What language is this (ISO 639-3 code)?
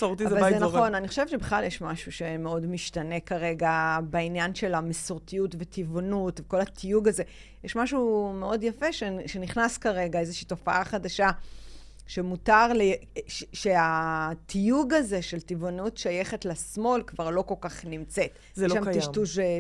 heb